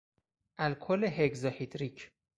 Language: Persian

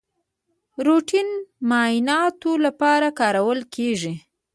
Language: Pashto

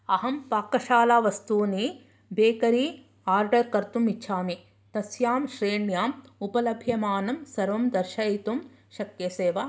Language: Sanskrit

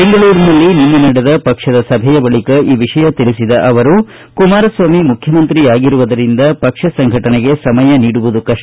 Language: Kannada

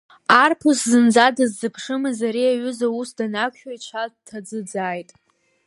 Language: Abkhazian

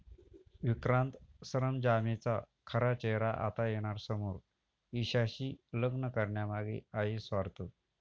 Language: Marathi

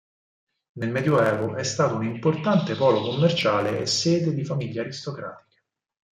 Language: Italian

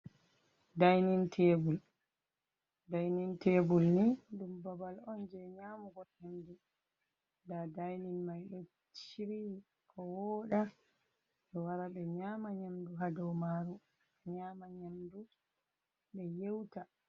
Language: Fula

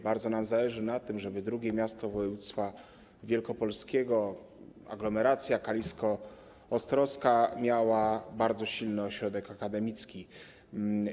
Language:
Polish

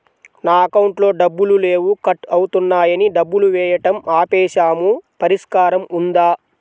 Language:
Telugu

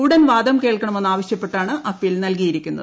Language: Malayalam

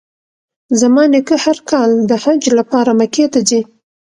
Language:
Pashto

